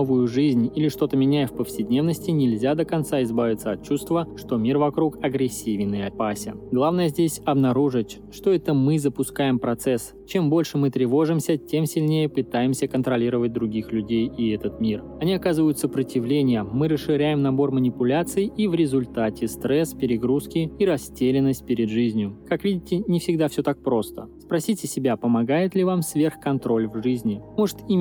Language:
Russian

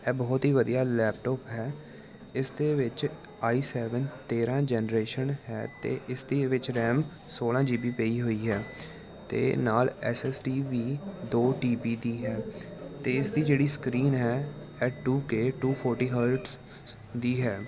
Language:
Punjabi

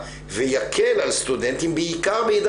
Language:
Hebrew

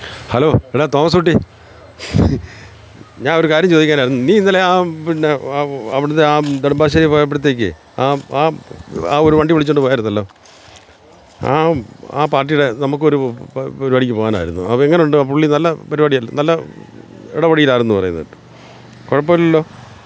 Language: Malayalam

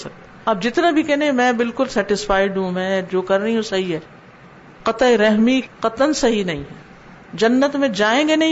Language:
Urdu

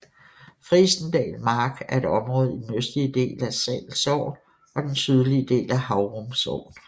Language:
Danish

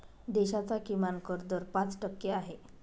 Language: Marathi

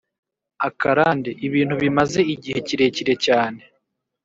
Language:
Kinyarwanda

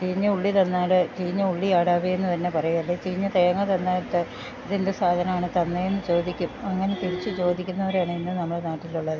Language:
Malayalam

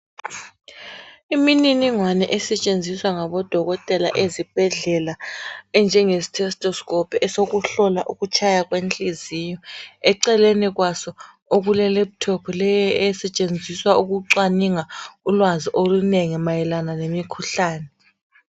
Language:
North Ndebele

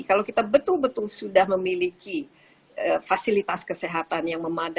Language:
Indonesian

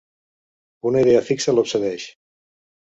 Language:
Catalan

